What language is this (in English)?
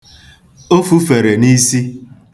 Igbo